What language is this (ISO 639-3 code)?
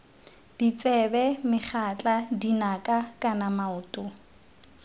tsn